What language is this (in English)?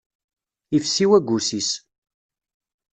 Kabyle